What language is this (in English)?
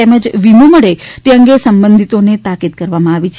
Gujarati